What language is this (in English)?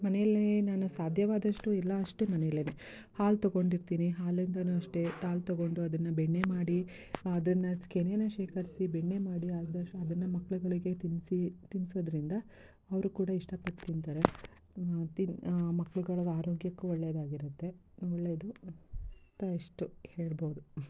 Kannada